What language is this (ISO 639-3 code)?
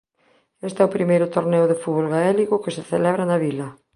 glg